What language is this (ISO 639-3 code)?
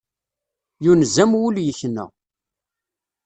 kab